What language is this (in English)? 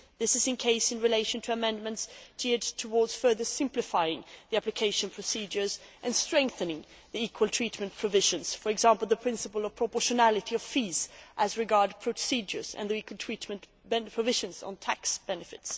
English